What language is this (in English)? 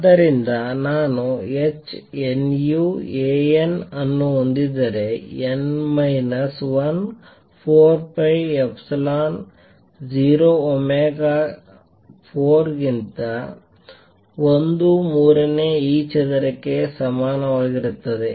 Kannada